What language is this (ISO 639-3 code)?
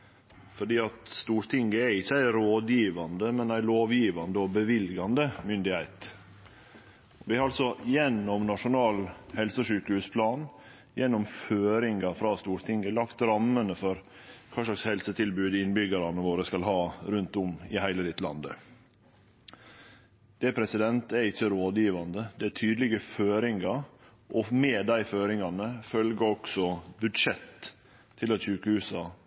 nno